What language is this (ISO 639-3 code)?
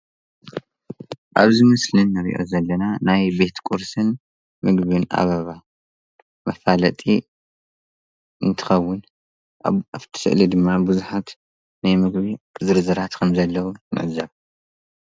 tir